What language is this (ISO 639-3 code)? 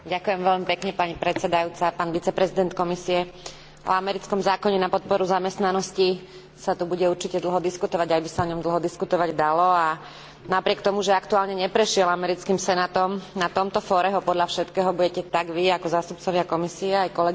slk